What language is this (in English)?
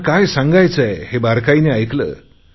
Marathi